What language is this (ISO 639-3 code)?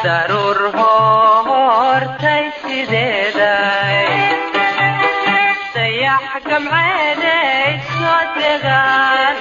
ara